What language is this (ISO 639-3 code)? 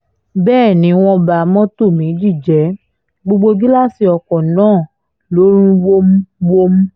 yor